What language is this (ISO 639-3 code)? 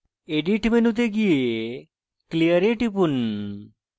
ben